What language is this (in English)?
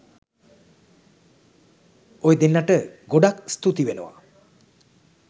Sinhala